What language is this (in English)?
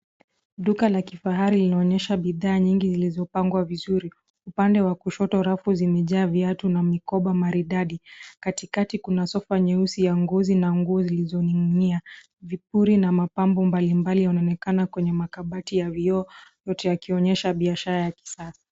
Swahili